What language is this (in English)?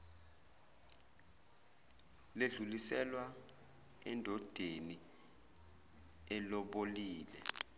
Zulu